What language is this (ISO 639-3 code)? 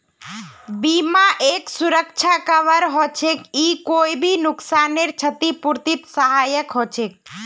mag